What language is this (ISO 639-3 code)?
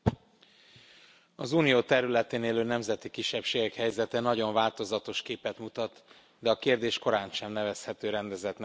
hun